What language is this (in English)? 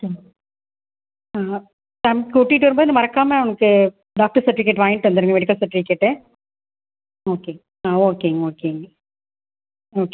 Tamil